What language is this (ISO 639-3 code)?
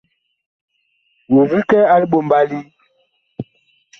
bkh